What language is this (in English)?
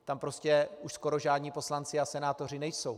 Czech